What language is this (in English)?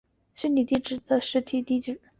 Chinese